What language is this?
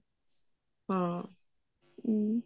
Punjabi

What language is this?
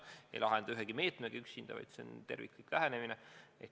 Estonian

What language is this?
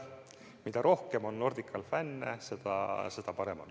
Estonian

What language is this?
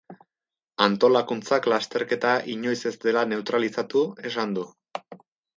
Basque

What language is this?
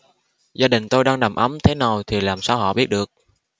Vietnamese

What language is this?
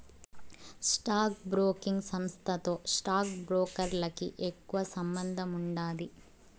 Telugu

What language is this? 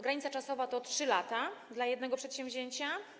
Polish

